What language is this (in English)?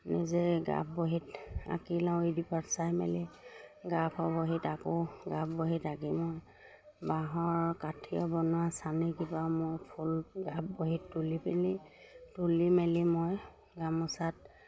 Assamese